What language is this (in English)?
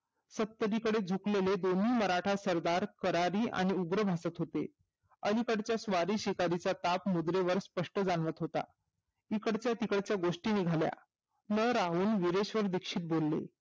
Marathi